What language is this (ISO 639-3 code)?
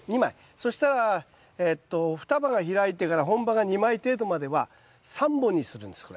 jpn